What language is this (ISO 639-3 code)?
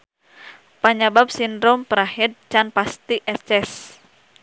sun